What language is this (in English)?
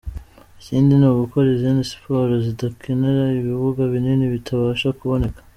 Kinyarwanda